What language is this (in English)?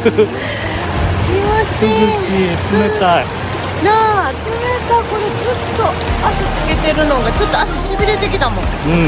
Japanese